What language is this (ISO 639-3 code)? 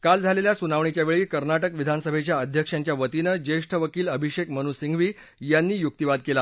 mar